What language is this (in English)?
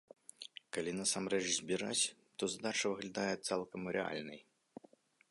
Belarusian